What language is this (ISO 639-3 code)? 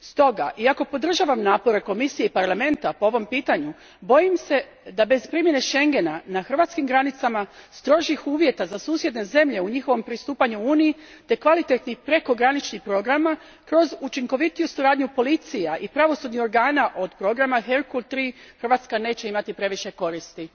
hrv